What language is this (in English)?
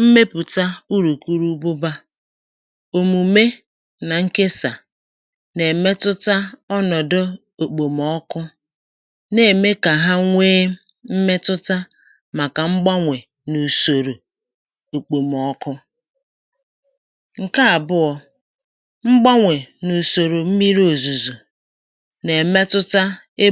Igbo